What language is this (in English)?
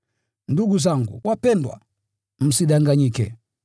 Swahili